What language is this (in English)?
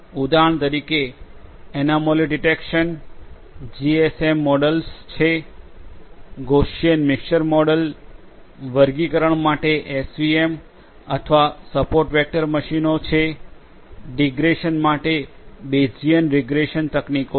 Gujarati